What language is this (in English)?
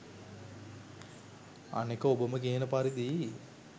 Sinhala